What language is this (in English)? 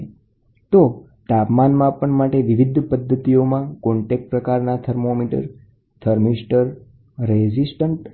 Gujarati